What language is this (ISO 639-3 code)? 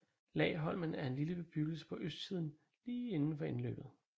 dan